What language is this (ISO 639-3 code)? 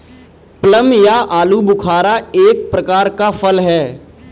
hin